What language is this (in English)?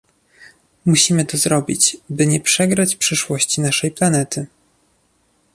Polish